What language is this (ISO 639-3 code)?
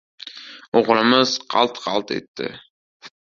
uzb